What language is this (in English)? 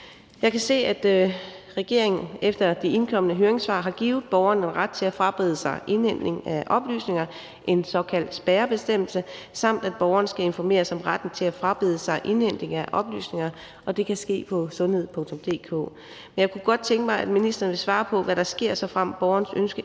Danish